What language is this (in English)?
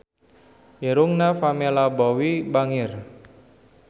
Sundanese